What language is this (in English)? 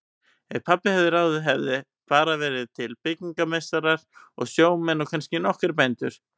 Icelandic